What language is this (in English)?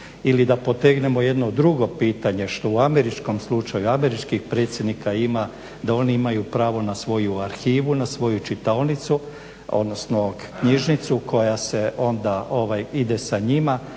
Croatian